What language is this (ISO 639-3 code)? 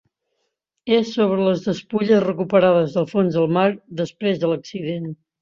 cat